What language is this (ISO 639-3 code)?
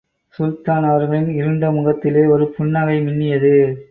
tam